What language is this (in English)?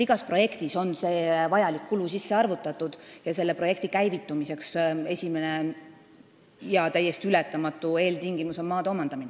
Estonian